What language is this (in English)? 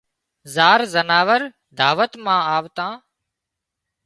Wadiyara Koli